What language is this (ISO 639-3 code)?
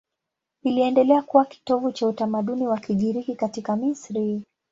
swa